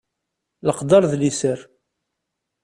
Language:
Kabyle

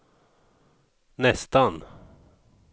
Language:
Swedish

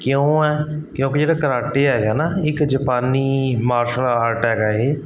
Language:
Punjabi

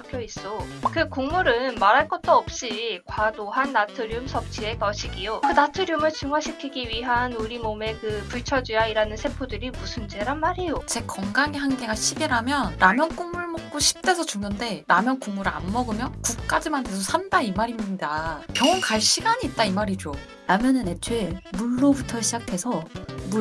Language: Korean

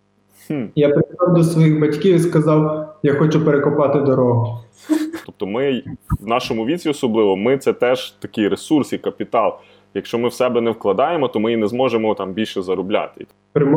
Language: Ukrainian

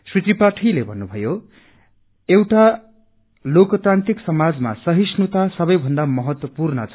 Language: Nepali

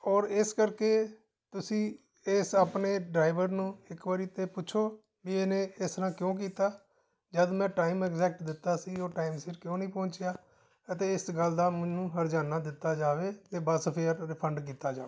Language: Punjabi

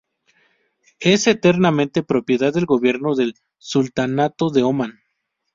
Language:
Spanish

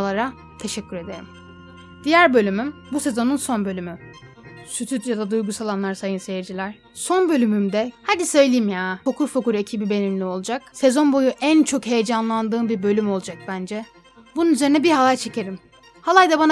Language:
Turkish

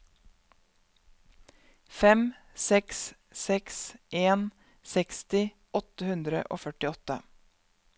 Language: Norwegian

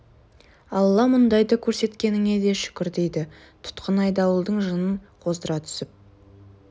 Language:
Kazakh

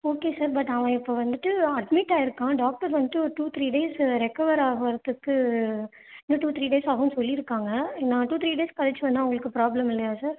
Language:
Tamil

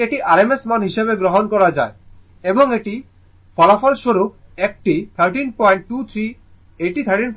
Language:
Bangla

